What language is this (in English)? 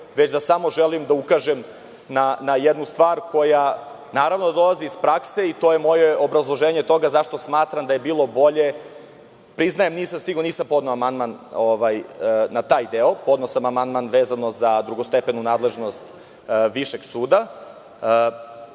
Serbian